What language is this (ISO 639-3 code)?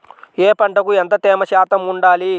tel